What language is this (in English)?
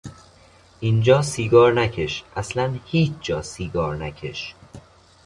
Persian